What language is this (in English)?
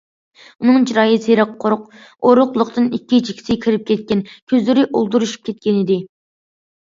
Uyghur